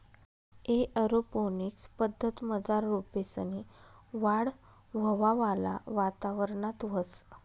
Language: Marathi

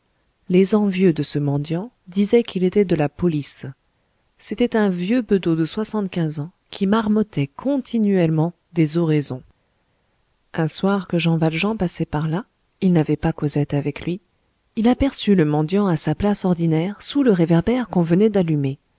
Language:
French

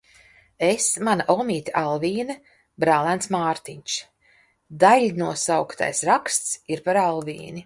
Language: Latvian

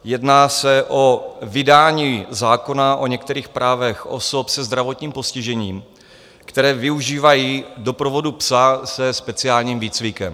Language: Czech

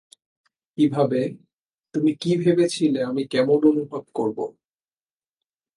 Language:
Bangla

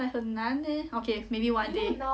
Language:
English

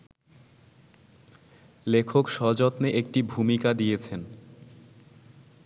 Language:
Bangla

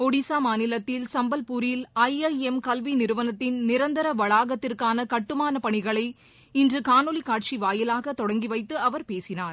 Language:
Tamil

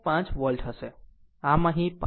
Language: Gujarati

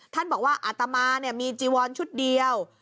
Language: Thai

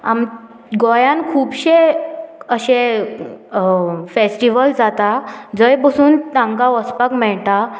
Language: Konkani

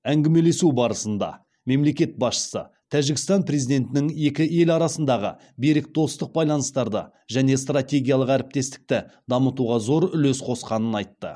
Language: Kazakh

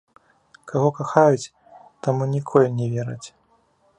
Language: Belarusian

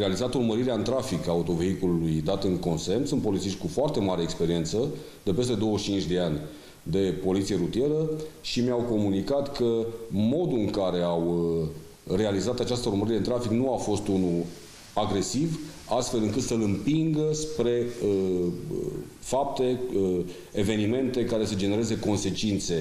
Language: Romanian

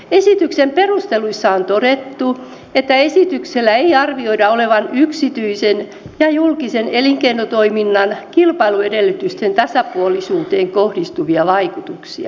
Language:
Finnish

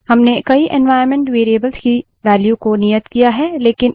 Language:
Hindi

